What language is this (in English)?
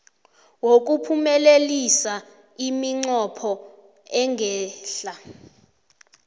South Ndebele